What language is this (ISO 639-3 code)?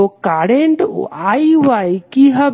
ben